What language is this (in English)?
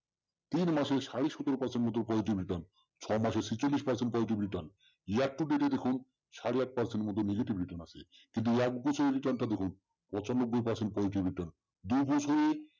Bangla